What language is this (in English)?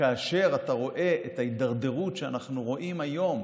Hebrew